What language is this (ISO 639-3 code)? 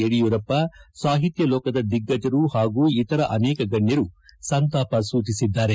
kan